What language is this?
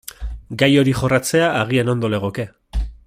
Basque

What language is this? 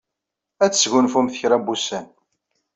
Kabyle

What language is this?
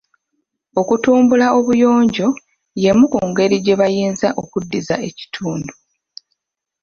Ganda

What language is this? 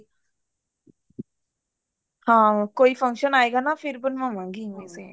Punjabi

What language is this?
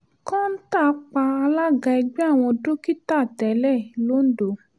Yoruba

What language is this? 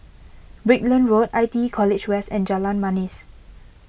English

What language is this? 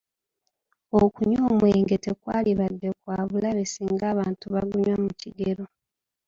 Ganda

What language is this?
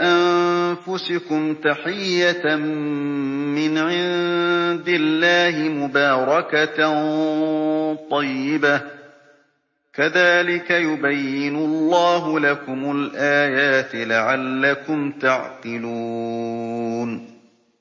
Arabic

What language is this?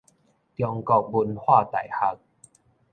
Min Nan Chinese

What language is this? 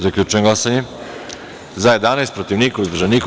Serbian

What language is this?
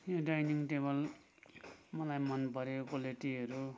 Nepali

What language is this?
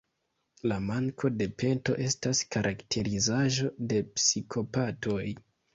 Esperanto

